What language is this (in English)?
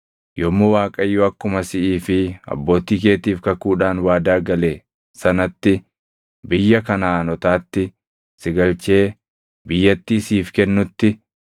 Oromo